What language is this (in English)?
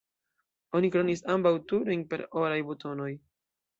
Esperanto